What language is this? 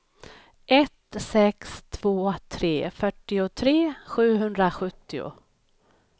Swedish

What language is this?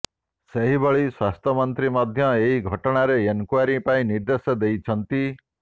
Odia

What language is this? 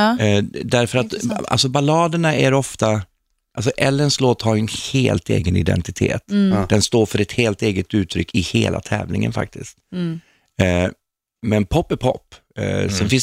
Swedish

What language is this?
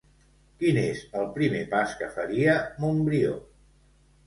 Catalan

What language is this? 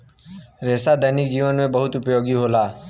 Bhojpuri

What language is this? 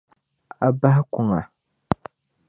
Dagbani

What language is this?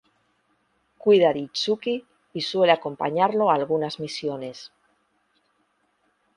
Spanish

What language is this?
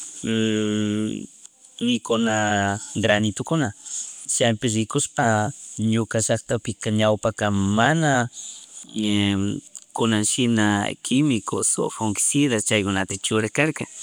Chimborazo Highland Quichua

